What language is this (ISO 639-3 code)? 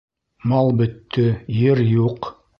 bak